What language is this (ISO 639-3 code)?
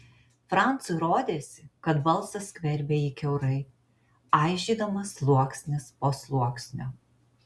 lit